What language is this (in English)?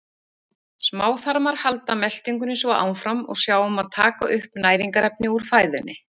Icelandic